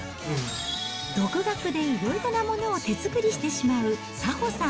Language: Japanese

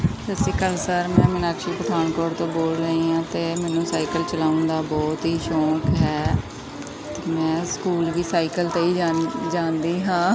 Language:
Punjabi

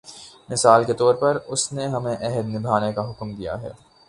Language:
Urdu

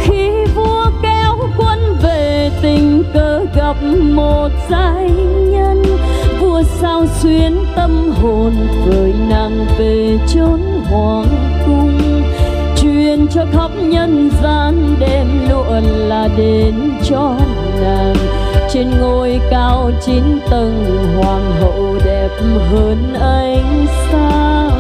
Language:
Vietnamese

